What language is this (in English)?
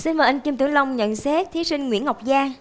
Vietnamese